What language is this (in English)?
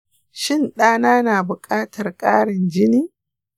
Hausa